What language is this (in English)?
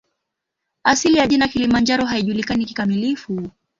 Swahili